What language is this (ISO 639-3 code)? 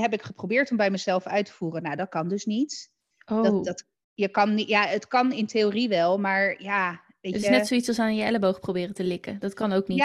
nld